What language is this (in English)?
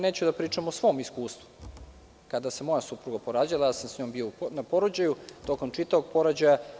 Serbian